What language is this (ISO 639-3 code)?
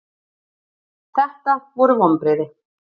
isl